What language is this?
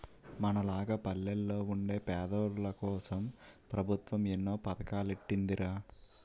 Telugu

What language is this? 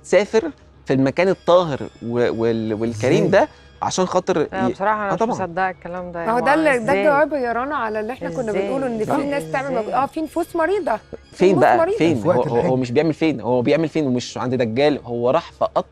Arabic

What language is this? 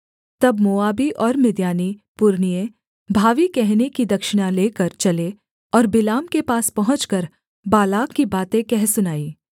Hindi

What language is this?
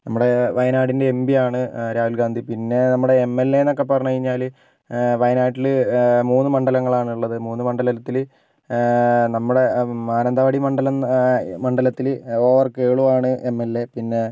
Malayalam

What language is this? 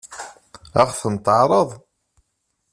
Kabyle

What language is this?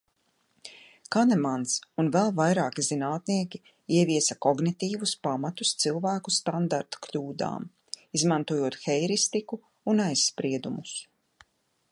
Latvian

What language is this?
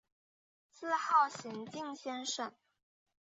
Chinese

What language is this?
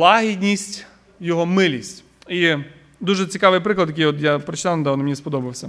Ukrainian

